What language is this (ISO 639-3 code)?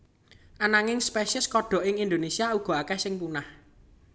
jav